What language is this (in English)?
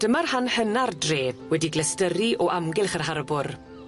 Welsh